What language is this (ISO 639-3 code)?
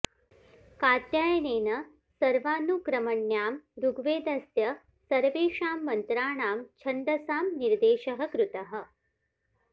san